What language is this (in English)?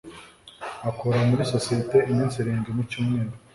Kinyarwanda